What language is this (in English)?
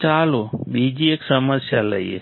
Gujarati